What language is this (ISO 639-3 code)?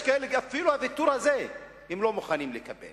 heb